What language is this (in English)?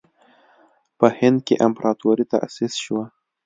Pashto